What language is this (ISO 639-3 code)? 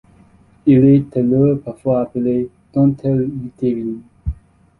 fra